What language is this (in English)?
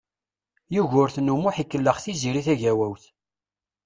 Kabyle